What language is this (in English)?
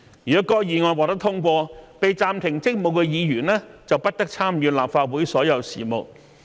Cantonese